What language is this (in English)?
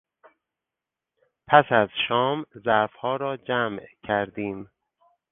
Persian